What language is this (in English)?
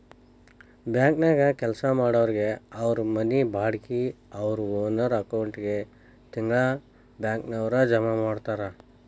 Kannada